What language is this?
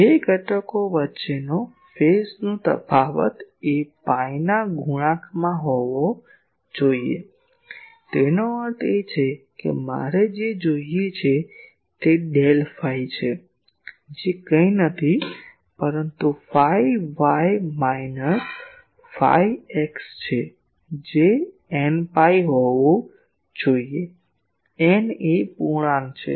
Gujarati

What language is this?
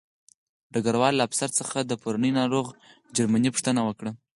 Pashto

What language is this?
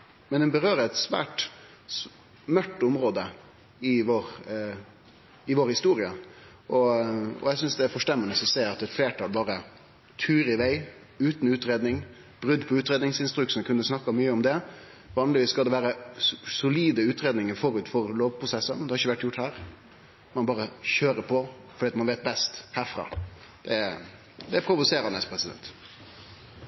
Norwegian Nynorsk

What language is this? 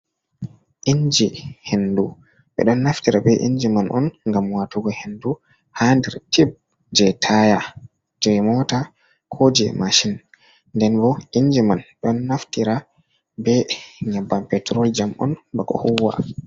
Fula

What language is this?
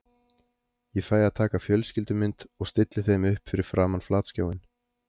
Icelandic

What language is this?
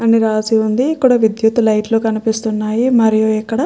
Telugu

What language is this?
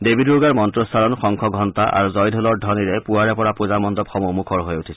Assamese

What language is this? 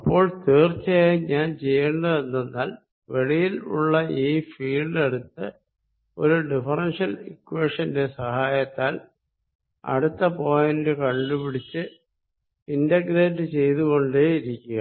Malayalam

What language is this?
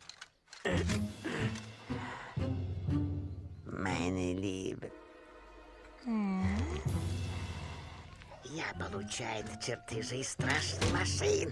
Russian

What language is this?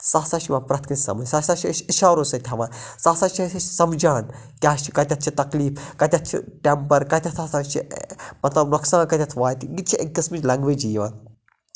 Kashmiri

